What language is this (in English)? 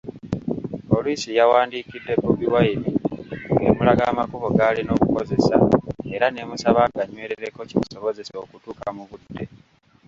Ganda